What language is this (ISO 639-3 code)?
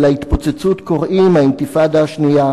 heb